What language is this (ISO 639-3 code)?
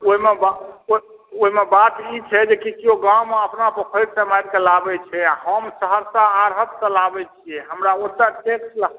mai